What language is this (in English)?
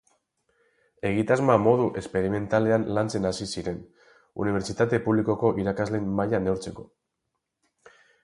Basque